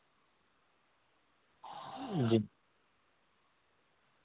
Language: Urdu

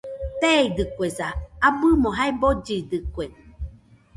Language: Nüpode Huitoto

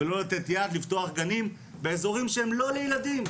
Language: Hebrew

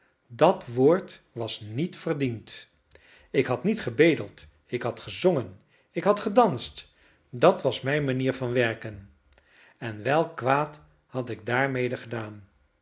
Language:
Dutch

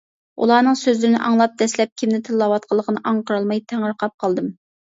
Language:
Uyghur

